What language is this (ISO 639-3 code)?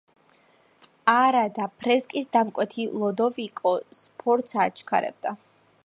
kat